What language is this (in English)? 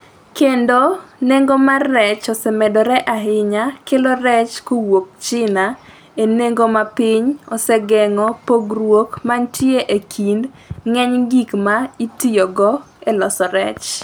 Luo (Kenya and Tanzania)